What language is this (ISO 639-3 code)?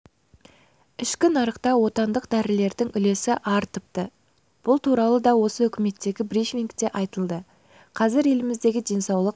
kaz